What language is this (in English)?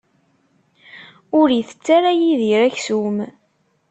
Kabyle